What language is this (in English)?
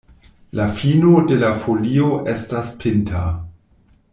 Esperanto